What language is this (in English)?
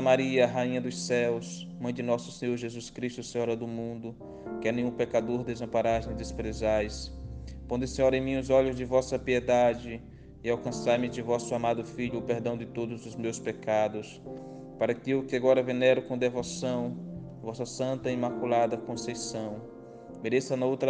Portuguese